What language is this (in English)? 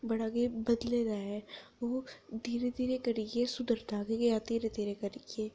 Dogri